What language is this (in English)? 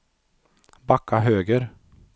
Swedish